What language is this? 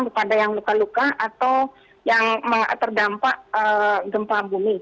Indonesian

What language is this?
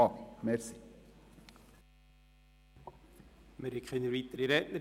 Swiss German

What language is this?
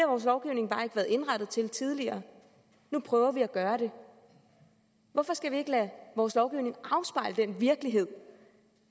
Danish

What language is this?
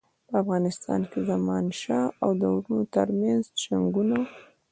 Pashto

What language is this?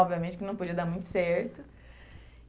Portuguese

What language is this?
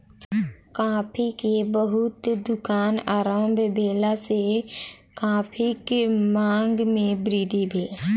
Maithili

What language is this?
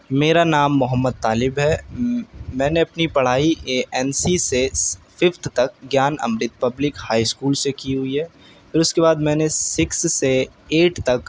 Urdu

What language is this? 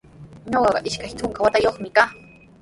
Sihuas Ancash Quechua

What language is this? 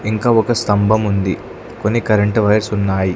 Telugu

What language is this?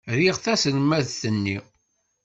Kabyle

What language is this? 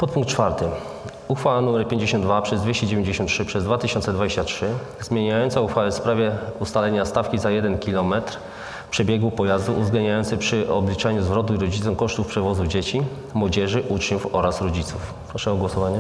Polish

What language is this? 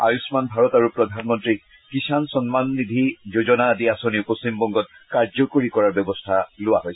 Assamese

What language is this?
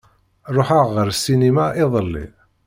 Kabyle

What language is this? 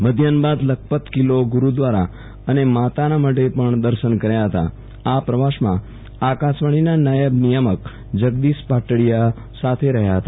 Gujarati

